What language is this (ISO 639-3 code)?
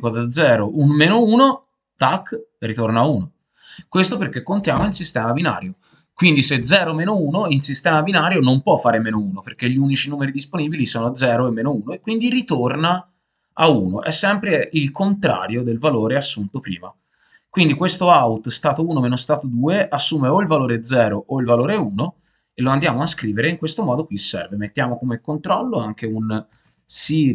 ita